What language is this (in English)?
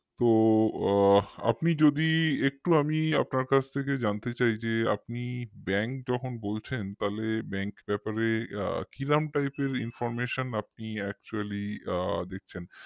Bangla